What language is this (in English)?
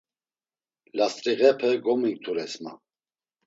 Laz